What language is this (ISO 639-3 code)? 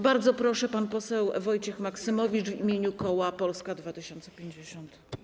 pol